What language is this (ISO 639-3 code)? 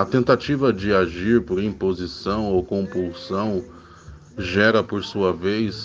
por